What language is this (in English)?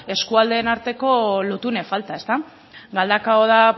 Basque